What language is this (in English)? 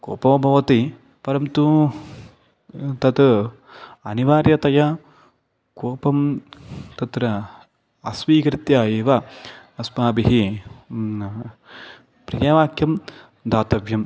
Sanskrit